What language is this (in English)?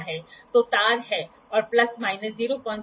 Hindi